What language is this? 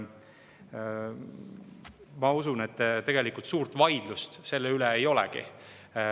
Estonian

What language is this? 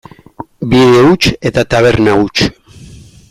Basque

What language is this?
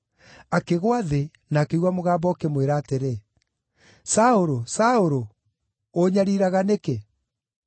Kikuyu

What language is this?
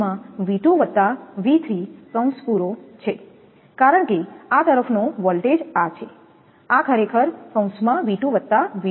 Gujarati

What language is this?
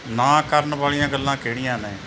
Punjabi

